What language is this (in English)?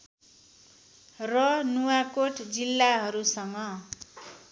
Nepali